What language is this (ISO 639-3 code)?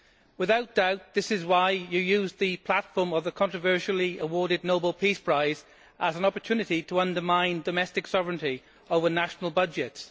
eng